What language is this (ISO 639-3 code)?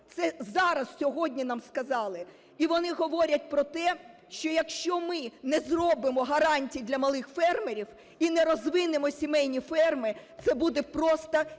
ukr